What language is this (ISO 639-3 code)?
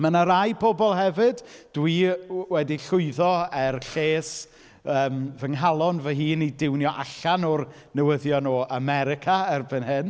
cym